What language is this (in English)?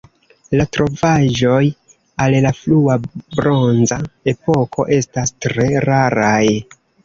Esperanto